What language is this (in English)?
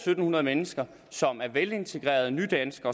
Danish